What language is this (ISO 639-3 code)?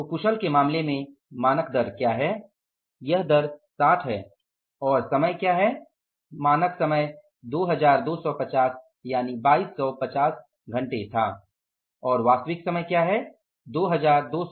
hin